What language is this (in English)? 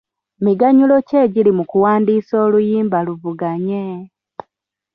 Ganda